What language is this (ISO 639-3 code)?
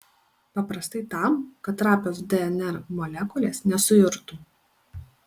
lit